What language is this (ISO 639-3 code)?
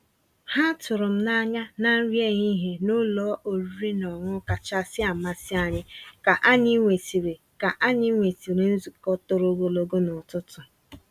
ibo